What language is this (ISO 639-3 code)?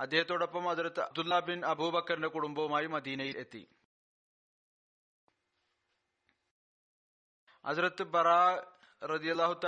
mal